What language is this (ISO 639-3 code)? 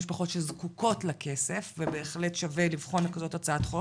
heb